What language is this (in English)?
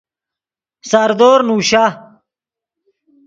Yidgha